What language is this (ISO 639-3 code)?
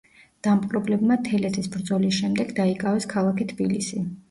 kat